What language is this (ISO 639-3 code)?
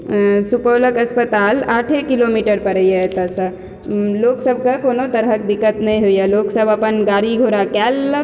mai